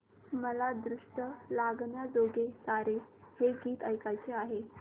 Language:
Marathi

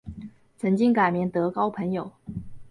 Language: Chinese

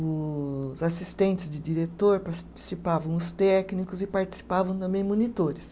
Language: Portuguese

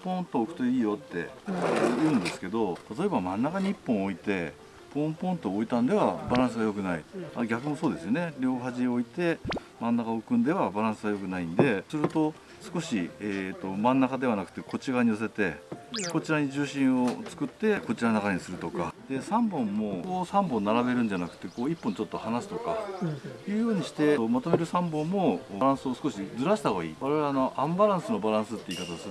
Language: Japanese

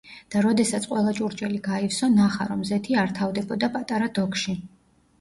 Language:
Georgian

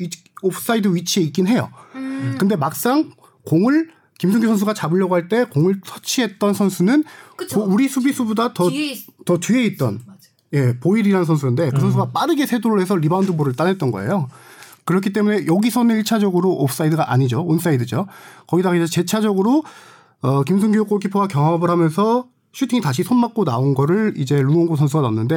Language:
Korean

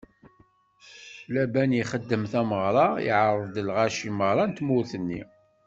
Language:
Kabyle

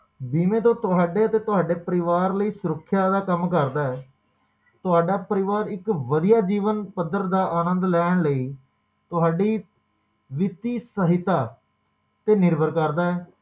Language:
Punjabi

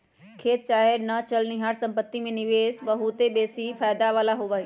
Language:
Magahi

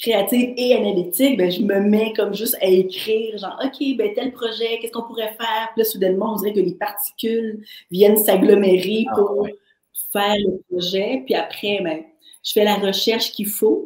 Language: French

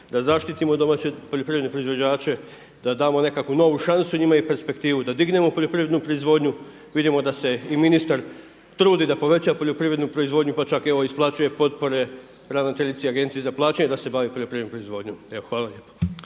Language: Croatian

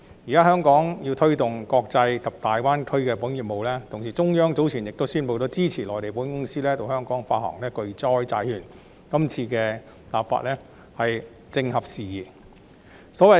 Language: Cantonese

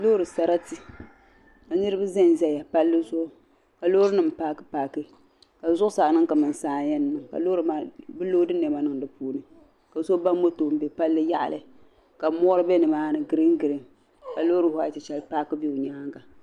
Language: Dagbani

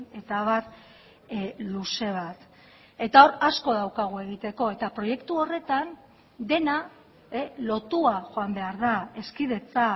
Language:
Basque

